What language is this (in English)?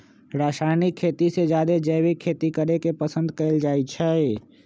Magahi